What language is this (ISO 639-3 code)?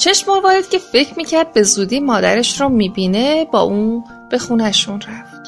fas